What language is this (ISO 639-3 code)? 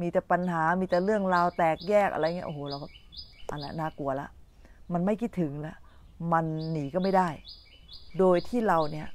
tha